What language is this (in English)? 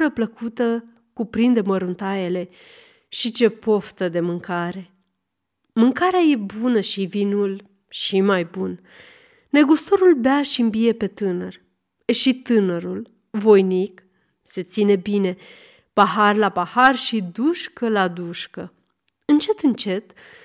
Romanian